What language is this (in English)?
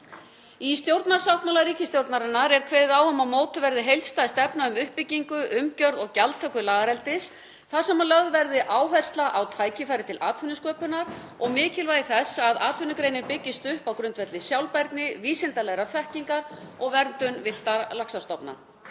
Icelandic